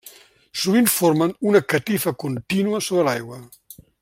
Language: Catalan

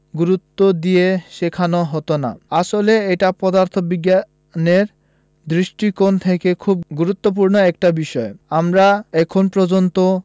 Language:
Bangla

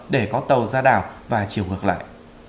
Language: Vietnamese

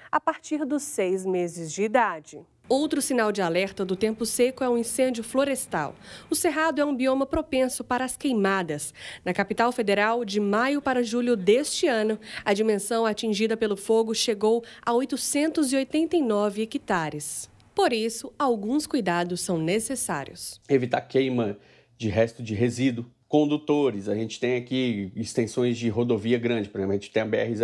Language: Portuguese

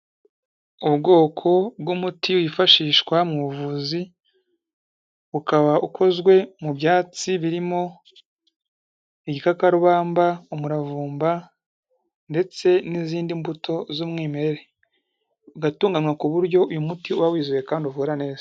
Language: Kinyarwanda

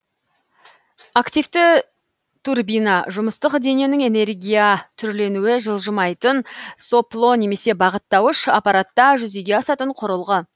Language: Kazakh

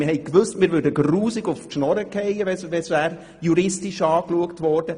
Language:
Swiss German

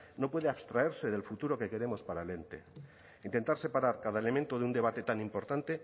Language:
Spanish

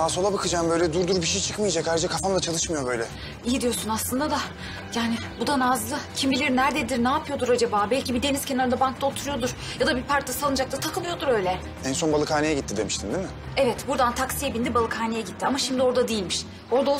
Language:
Turkish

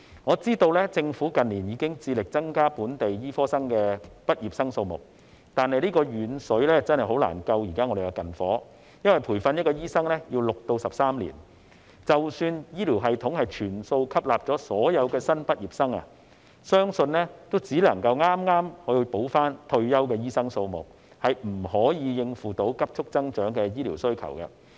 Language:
Cantonese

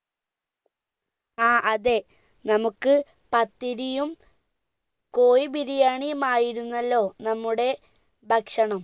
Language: Malayalam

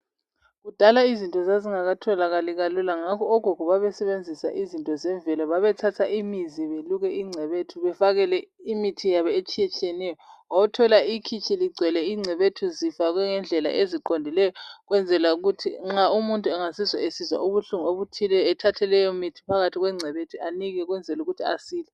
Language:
North Ndebele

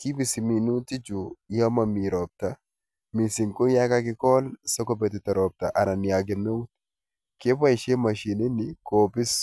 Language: Kalenjin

